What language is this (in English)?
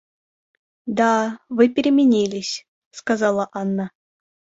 Russian